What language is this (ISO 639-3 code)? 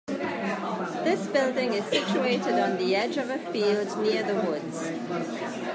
eng